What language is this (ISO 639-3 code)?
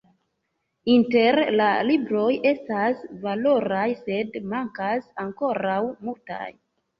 epo